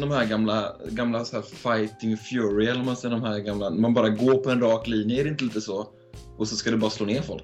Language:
Swedish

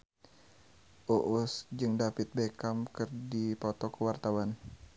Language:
Sundanese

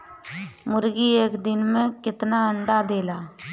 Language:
Bhojpuri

